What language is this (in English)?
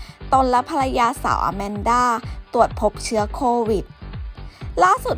Thai